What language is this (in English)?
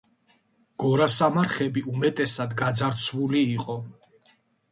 Georgian